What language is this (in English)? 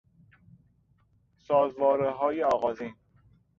Persian